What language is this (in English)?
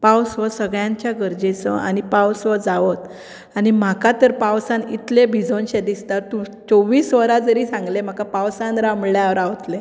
Konkani